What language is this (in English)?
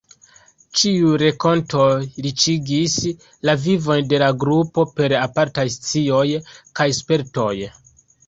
Esperanto